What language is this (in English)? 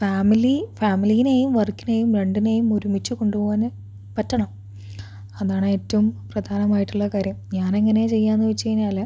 Malayalam